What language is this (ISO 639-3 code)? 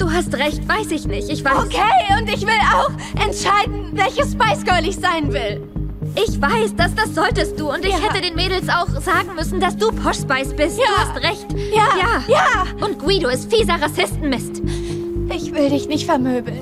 deu